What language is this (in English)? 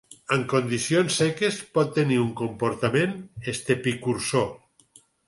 Catalan